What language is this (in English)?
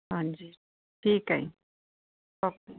Punjabi